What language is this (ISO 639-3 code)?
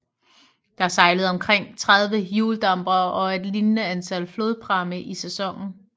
dan